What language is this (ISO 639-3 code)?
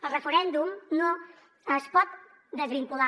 cat